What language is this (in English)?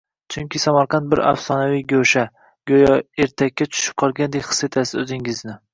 Uzbek